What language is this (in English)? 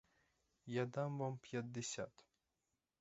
Ukrainian